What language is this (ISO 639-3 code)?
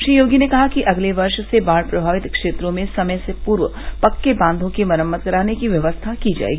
hin